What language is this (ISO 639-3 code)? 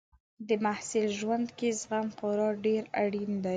pus